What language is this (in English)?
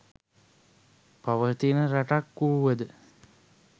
Sinhala